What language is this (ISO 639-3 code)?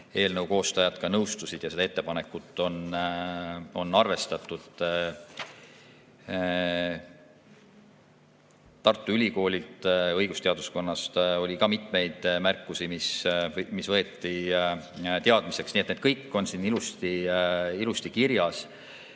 est